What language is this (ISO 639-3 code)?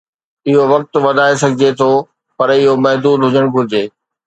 snd